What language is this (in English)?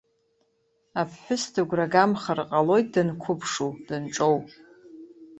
Abkhazian